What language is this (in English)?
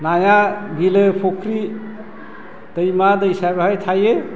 Bodo